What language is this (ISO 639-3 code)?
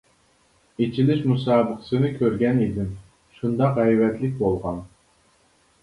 uig